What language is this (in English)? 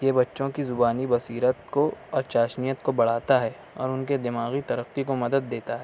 Urdu